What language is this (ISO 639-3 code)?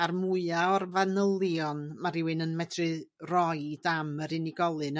cym